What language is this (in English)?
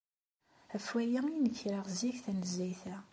Kabyle